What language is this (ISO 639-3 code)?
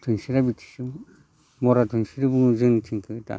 brx